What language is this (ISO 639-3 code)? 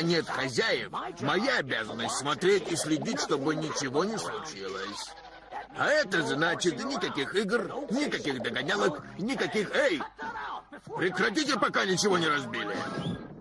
rus